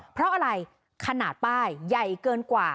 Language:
Thai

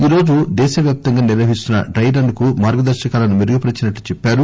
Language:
Telugu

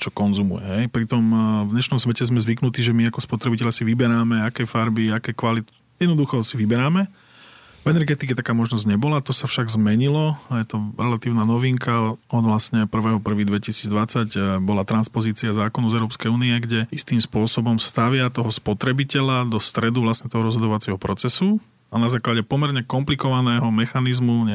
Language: Slovak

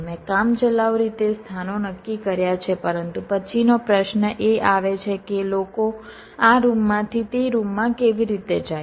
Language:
Gujarati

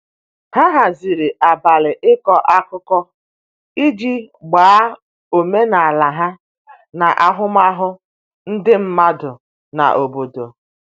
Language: Igbo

